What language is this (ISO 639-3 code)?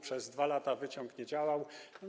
pol